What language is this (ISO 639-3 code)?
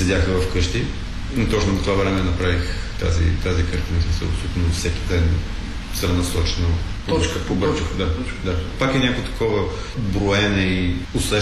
bul